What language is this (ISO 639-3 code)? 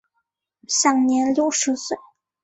zho